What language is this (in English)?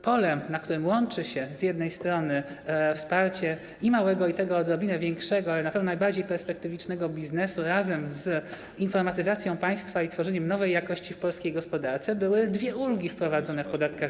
Polish